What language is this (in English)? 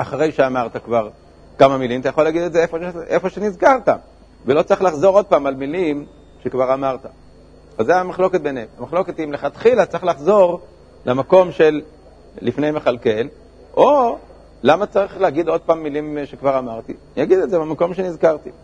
Hebrew